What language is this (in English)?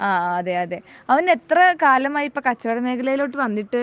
Malayalam